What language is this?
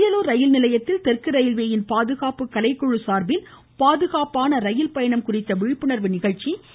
Tamil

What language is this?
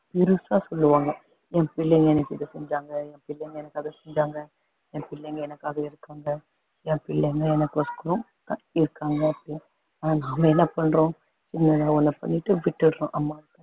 Tamil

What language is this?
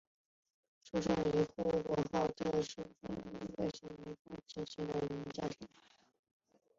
Chinese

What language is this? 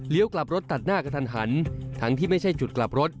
Thai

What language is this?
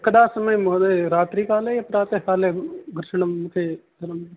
Sanskrit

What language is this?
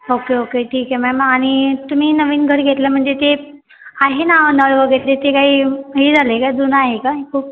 Marathi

